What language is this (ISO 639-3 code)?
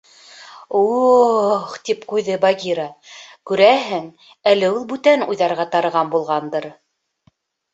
bak